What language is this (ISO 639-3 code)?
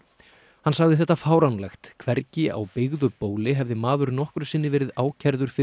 isl